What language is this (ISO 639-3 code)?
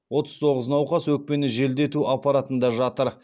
kaz